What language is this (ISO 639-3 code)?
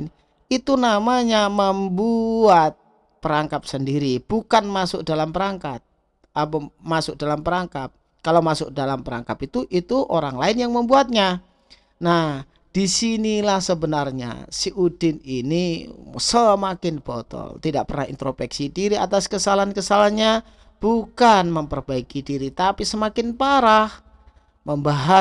ind